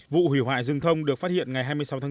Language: Vietnamese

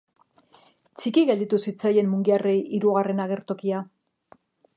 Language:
Basque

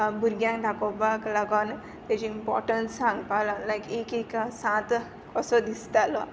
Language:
Konkani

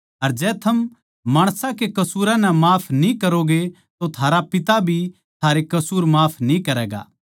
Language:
Haryanvi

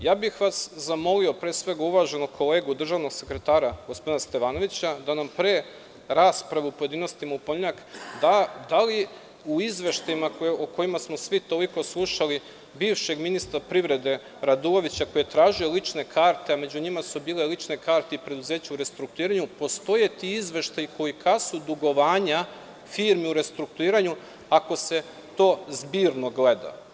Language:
Serbian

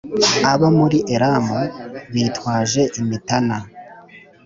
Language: Kinyarwanda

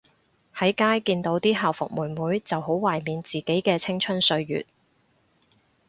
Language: Cantonese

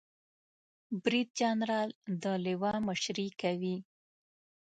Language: Pashto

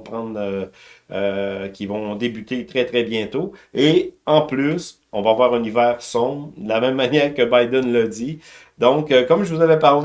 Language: French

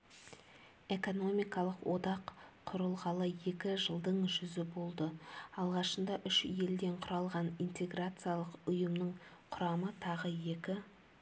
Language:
Kazakh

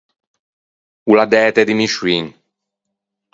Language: Ligurian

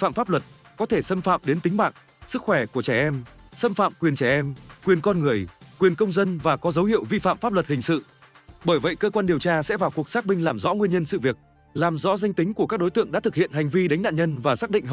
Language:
Vietnamese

